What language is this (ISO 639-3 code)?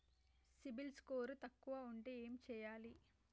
tel